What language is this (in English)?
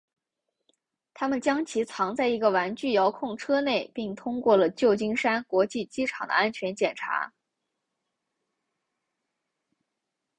Chinese